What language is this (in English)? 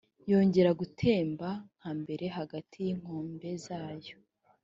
Kinyarwanda